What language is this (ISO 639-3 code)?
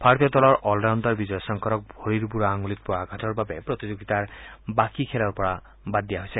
asm